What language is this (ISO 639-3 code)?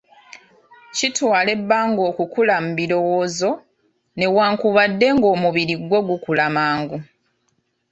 lug